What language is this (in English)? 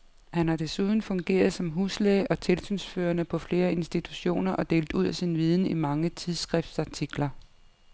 Danish